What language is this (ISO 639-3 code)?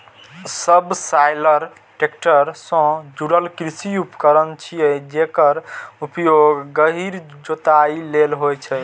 mai